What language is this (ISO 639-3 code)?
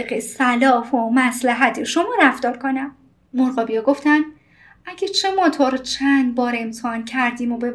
fas